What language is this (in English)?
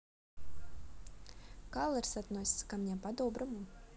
Russian